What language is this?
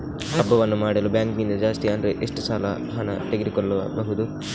Kannada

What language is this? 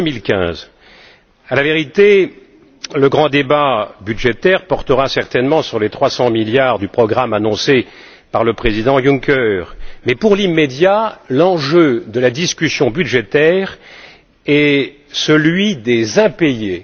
French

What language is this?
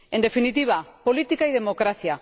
Spanish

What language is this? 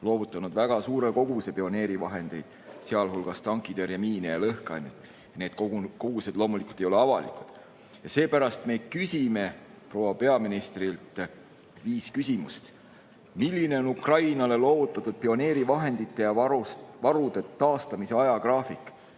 Estonian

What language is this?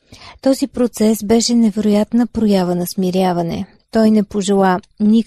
Bulgarian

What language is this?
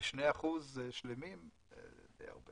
Hebrew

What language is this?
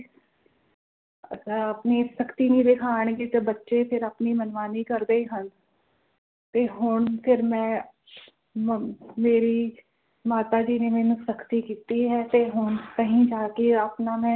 Punjabi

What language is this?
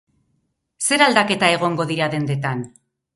Basque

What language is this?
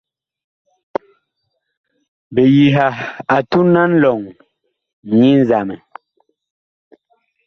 Bakoko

